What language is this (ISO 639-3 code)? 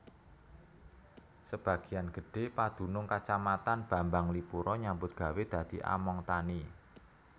jav